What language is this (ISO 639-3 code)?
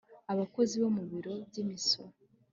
kin